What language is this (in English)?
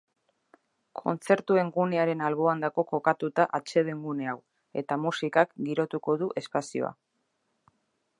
Basque